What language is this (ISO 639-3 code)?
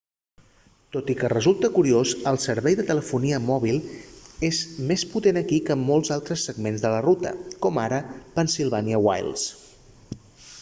cat